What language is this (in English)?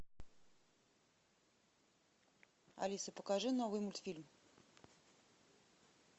Russian